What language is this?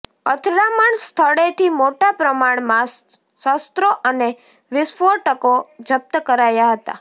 Gujarati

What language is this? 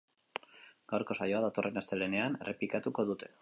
Basque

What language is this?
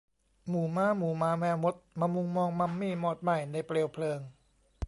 Thai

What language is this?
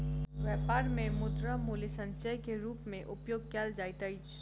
Maithili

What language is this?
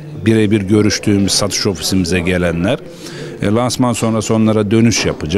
Turkish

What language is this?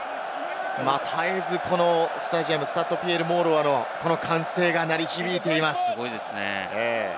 Japanese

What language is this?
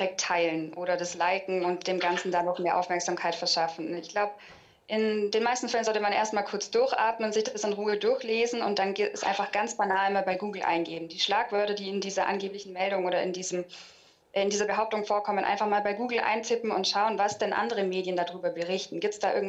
German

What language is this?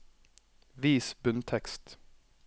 Norwegian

